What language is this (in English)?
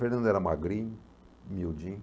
Portuguese